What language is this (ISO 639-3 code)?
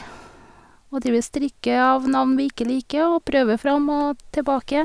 nor